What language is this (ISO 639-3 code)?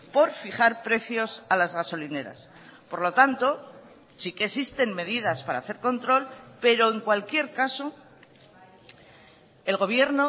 spa